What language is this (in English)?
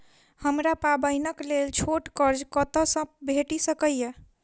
Maithili